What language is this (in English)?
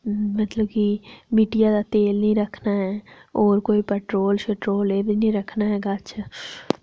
Dogri